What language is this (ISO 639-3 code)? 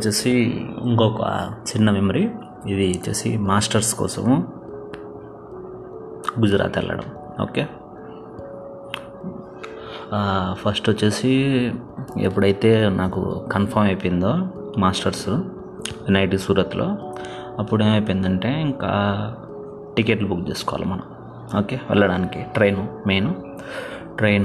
tel